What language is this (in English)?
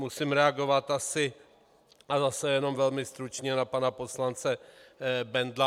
Czech